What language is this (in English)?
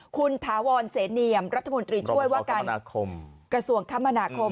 Thai